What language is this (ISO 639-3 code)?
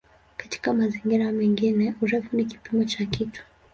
swa